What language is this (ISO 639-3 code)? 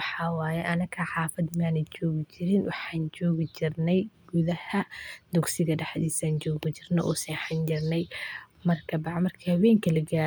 som